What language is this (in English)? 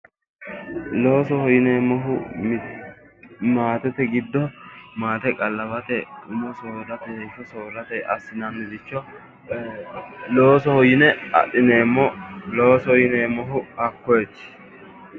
Sidamo